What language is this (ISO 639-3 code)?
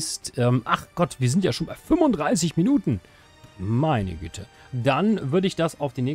deu